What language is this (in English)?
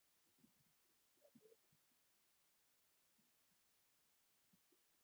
Kalenjin